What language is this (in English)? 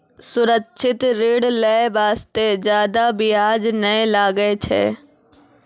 Maithili